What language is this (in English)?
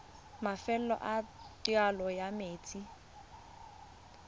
Tswana